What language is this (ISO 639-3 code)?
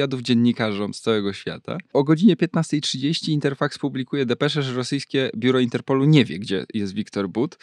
pol